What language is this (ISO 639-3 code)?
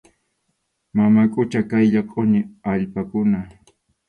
qxu